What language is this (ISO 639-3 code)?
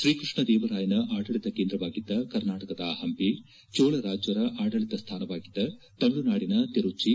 kan